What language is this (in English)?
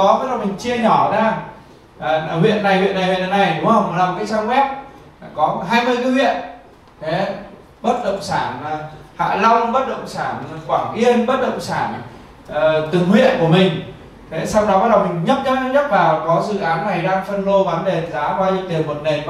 Vietnamese